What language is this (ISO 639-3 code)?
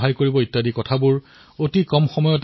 asm